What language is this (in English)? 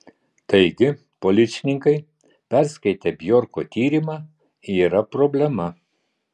Lithuanian